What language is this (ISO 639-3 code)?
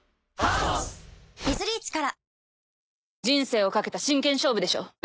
jpn